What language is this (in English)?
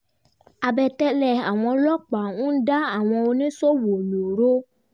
Yoruba